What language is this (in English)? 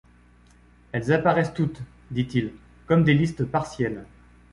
French